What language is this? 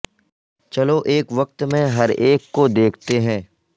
Urdu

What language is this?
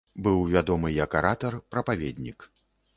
Belarusian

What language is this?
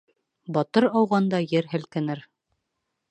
Bashkir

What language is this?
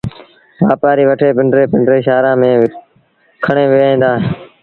Sindhi Bhil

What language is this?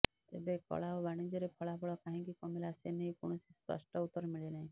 Odia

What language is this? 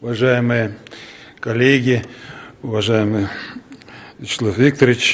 Russian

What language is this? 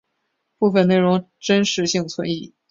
Chinese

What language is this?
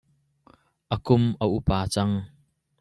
Hakha Chin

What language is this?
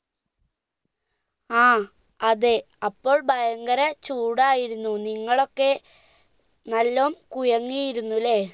Malayalam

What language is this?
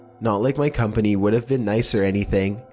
English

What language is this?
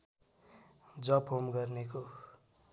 Nepali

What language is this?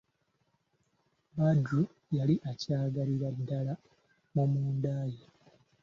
Ganda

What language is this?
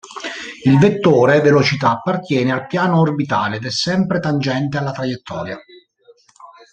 Italian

